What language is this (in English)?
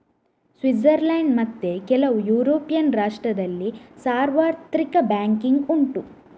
Kannada